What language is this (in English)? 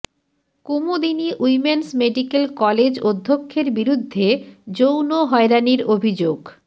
Bangla